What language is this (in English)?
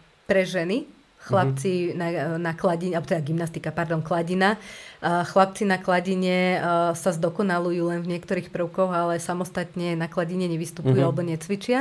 Slovak